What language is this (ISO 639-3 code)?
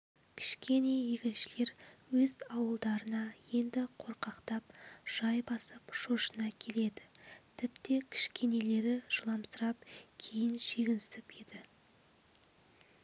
kaz